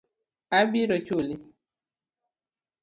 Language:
Luo (Kenya and Tanzania)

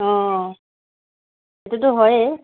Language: Assamese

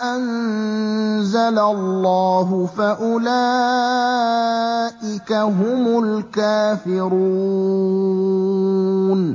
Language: Arabic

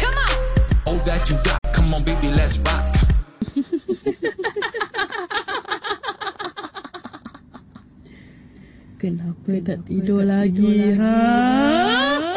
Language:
Malay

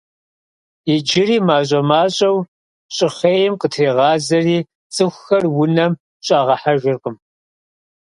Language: Kabardian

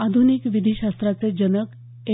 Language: Marathi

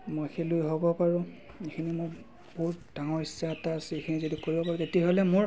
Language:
Assamese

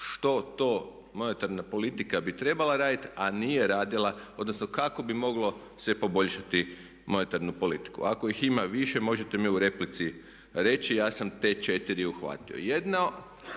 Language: Croatian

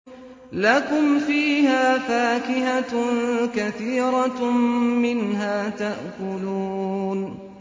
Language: Arabic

